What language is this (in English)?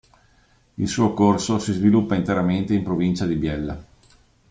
Italian